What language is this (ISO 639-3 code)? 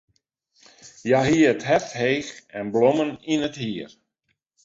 fry